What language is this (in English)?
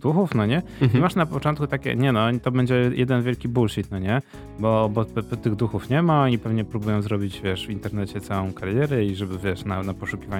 Polish